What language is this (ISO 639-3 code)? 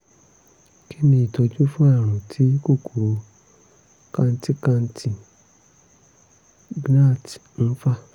yor